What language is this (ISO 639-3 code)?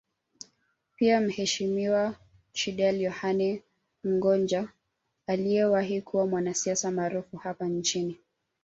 swa